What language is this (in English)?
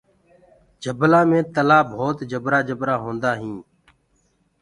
Gurgula